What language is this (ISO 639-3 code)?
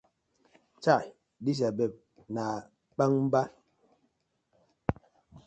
pcm